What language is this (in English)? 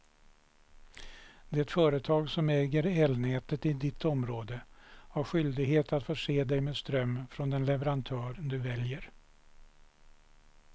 Swedish